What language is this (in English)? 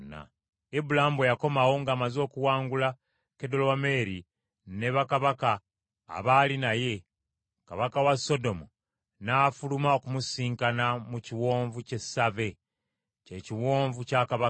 Ganda